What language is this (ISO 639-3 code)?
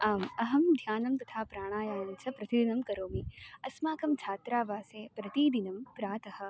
san